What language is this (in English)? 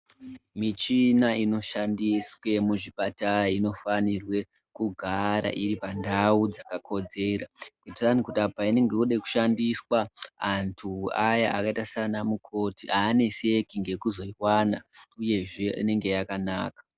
Ndau